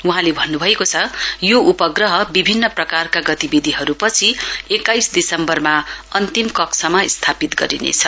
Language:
Nepali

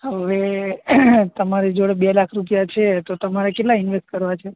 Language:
Gujarati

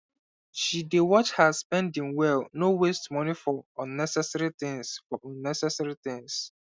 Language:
Nigerian Pidgin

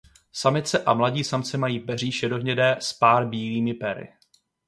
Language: Czech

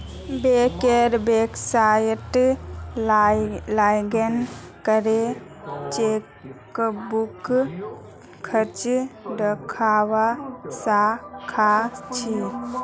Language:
Magahi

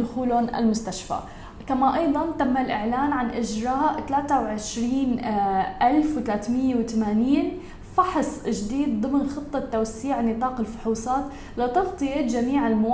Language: Arabic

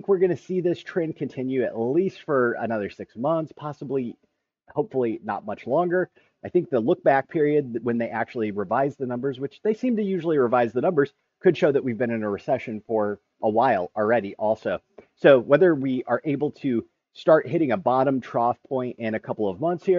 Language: English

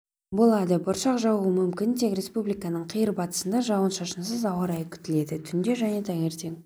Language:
Kazakh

